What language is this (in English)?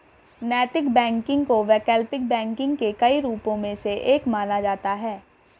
Hindi